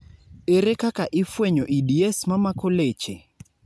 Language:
Luo (Kenya and Tanzania)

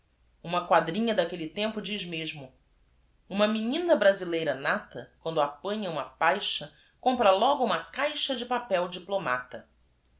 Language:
Portuguese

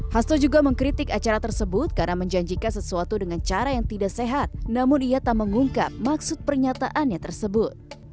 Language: Indonesian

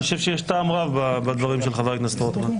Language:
Hebrew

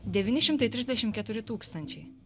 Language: Lithuanian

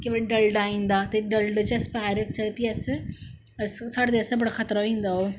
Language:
Dogri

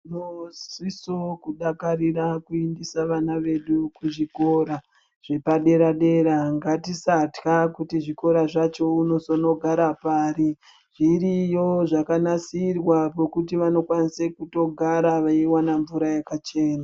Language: Ndau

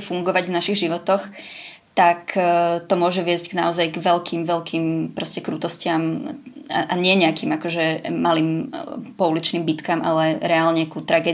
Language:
Czech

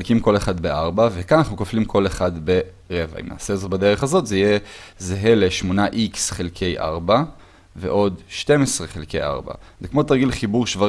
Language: Hebrew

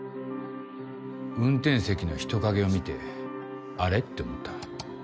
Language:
Japanese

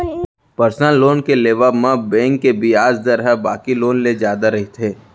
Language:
Chhattisgarhi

